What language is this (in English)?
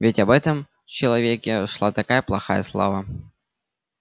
Russian